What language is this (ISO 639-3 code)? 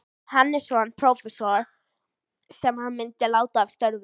isl